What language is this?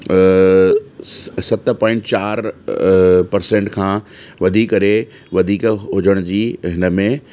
Sindhi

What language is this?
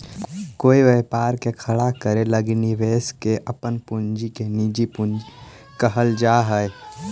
Magahi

